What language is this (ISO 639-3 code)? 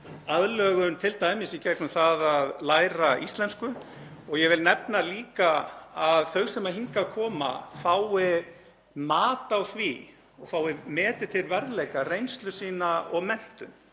isl